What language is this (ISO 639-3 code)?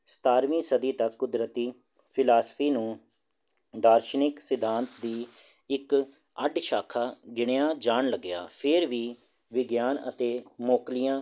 pan